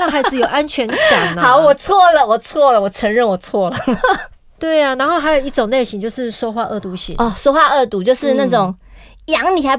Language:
Chinese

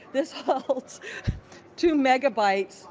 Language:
English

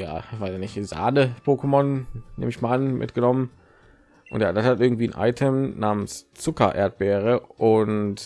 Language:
German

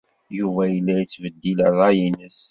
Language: Kabyle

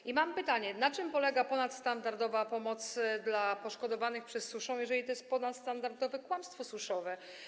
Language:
Polish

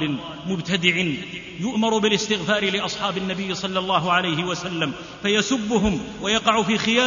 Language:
Arabic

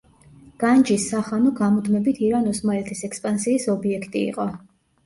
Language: Georgian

